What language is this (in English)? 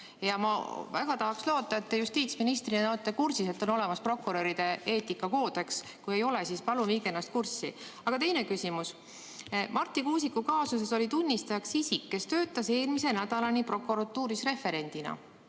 Estonian